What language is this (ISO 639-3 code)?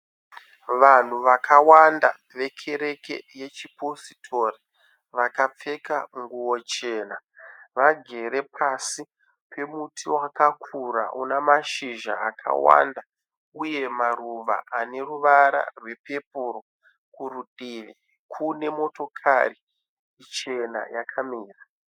sna